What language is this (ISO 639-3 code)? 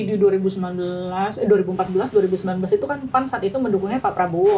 ind